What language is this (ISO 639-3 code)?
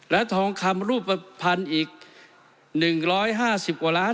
tha